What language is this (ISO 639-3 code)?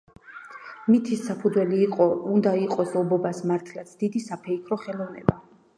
kat